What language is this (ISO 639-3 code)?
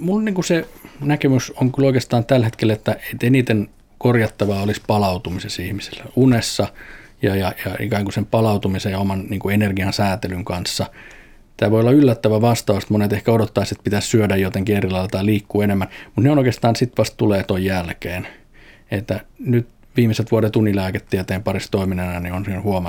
fin